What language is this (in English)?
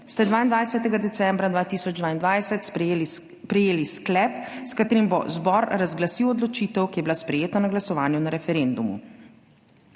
Slovenian